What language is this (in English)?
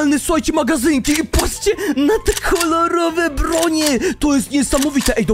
Polish